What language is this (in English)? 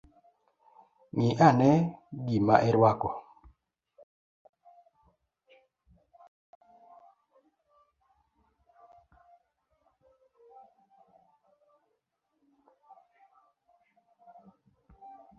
Luo (Kenya and Tanzania)